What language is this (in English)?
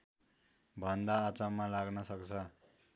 Nepali